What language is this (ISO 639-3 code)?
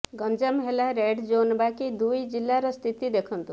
ori